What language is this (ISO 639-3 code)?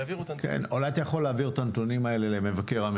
heb